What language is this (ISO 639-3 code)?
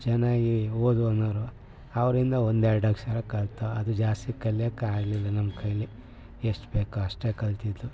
kan